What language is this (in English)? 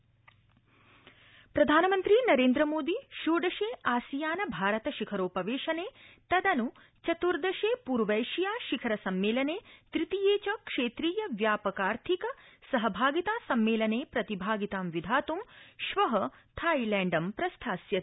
Sanskrit